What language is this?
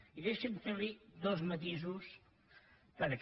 Catalan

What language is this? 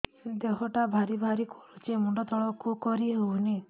Odia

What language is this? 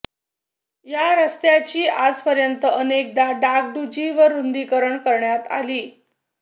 Marathi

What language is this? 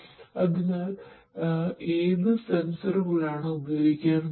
Malayalam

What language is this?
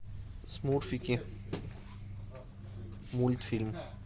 Russian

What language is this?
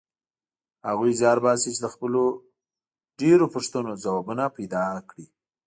Pashto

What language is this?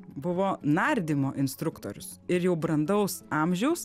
Lithuanian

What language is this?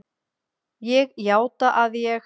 Icelandic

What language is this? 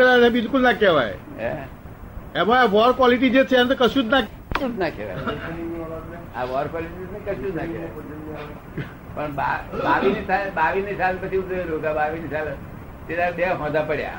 Gujarati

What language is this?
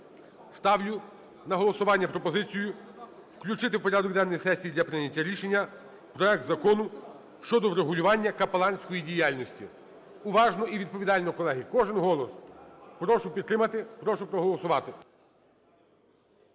Ukrainian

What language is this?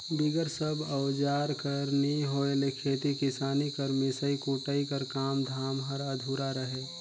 Chhattisgarhi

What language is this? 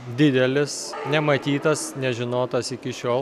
Lithuanian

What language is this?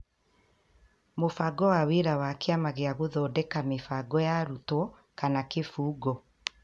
Kikuyu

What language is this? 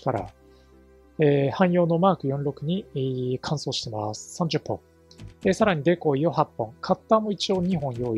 Japanese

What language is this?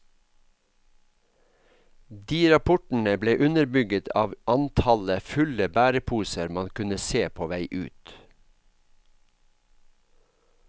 Norwegian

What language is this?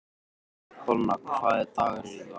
Icelandic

